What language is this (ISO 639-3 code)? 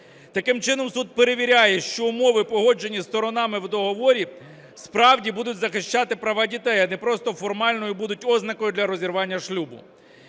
ukr